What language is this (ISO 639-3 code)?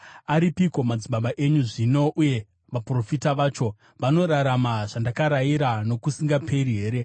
sna